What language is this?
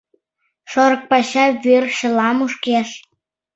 Mari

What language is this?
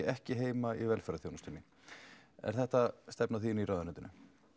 Icelandic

